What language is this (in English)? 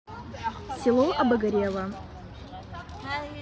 Russian